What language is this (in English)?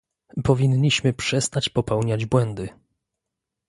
Polish